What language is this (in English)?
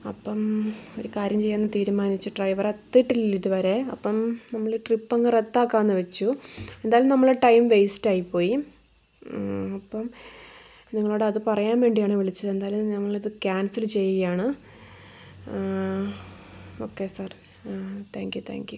Malayalam